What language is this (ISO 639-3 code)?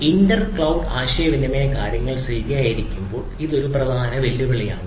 mal